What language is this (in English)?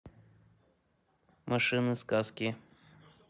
Russian